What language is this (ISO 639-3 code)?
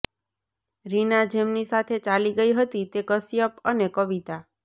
guj